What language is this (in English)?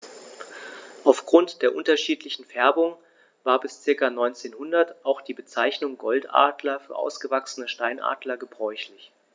German